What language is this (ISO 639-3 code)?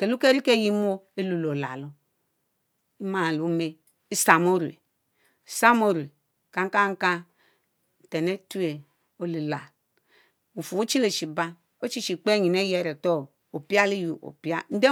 mfo